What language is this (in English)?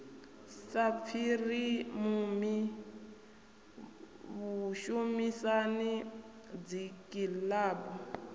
Venda